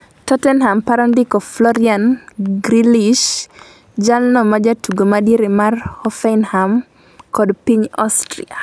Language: Luo (Kenya and Tanzania)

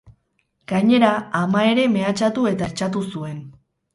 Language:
Basque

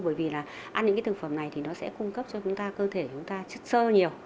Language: Vietnamese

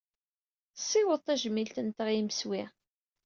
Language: Kabyle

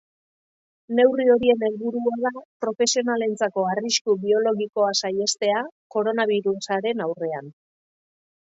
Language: Basque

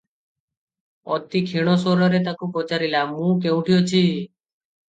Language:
Odia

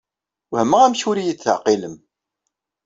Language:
Kabyle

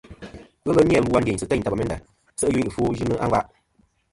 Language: Kom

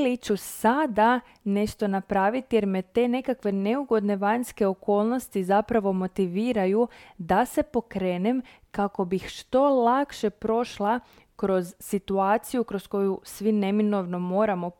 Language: Croatian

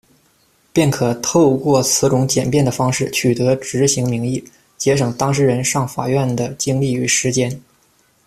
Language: Chinese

